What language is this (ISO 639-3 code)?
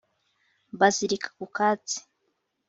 kin